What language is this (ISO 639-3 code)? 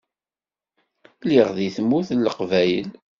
kab